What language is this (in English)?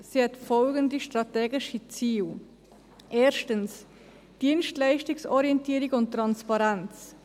Swiss German